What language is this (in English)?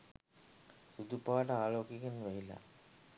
Sinhala